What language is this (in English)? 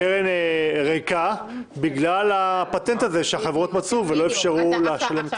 Hebrew